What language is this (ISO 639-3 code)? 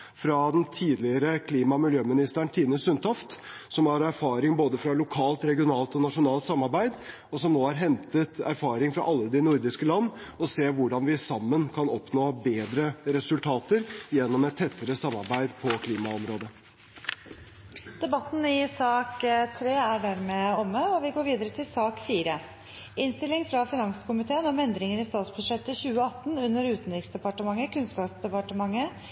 nor